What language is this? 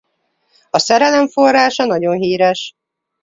Hungarian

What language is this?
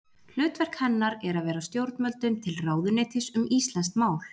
Icelandic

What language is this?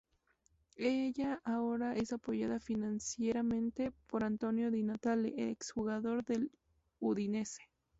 Spanish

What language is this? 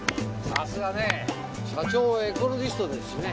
Japanese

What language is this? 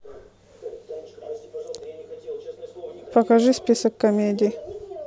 Russian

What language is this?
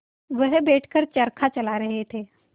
Hindi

